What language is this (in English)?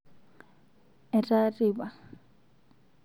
Masai